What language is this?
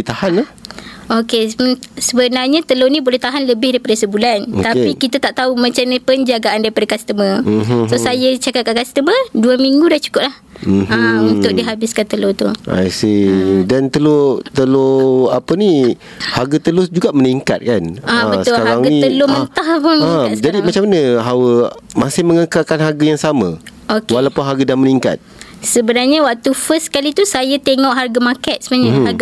Malay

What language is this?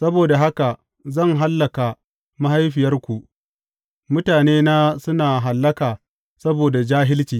Hausa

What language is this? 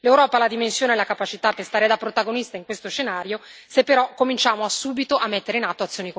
Italian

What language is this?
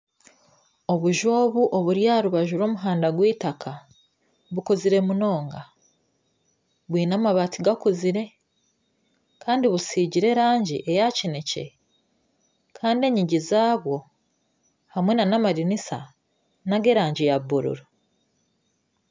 Nyankole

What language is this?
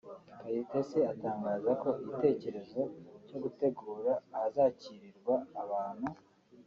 Kinyarwanda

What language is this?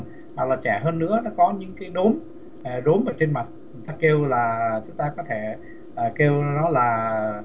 Vietnamese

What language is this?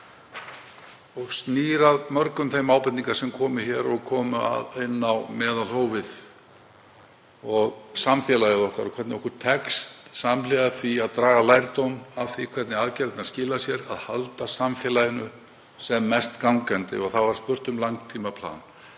Icelandic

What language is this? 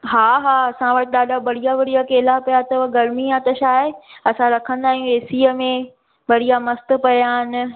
Sindhi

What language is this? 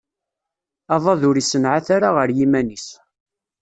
Kabyle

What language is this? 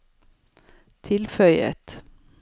Norwegian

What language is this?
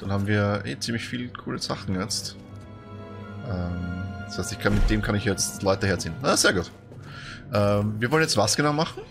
German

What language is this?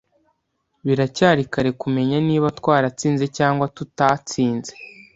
Kinyarwanda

